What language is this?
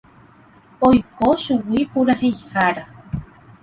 Guarani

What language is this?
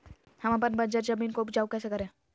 Magahi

